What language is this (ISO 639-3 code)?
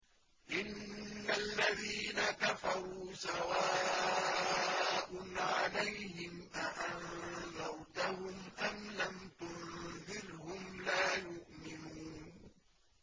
ara